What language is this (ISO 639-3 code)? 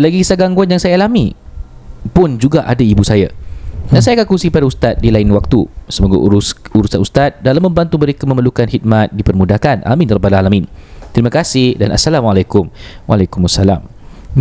msa